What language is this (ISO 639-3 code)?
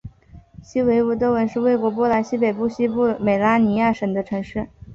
zho